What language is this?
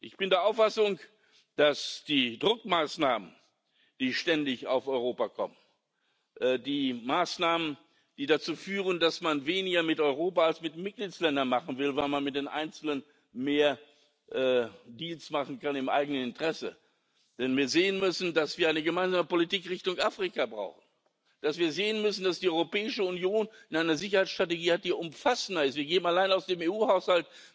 German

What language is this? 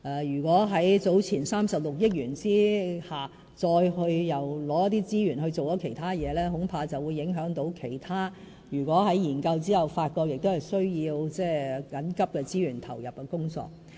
Cantonese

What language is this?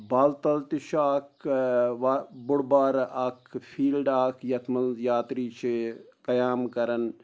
Kashmiri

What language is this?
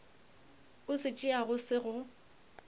Northern Sotho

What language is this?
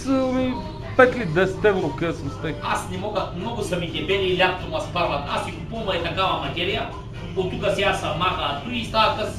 Bulgarian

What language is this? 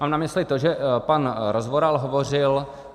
Czech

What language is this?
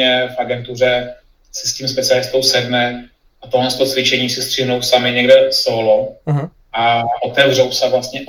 Czech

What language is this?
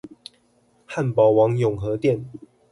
Chinese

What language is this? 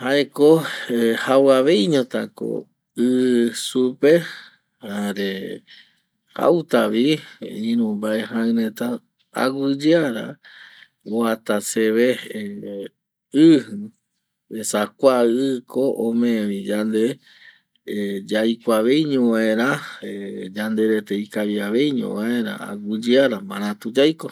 Eastern Bolivian Guaraní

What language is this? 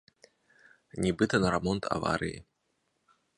Belarusian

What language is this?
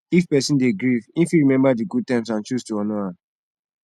Nigerian Pidgin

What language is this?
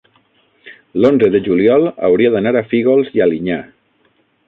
Catalan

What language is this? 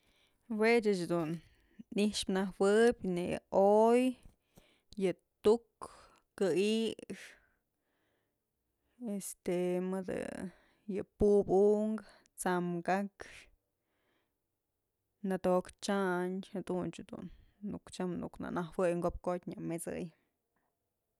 Mazatlán Mixe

